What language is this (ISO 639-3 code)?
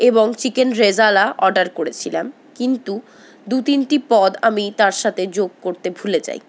ben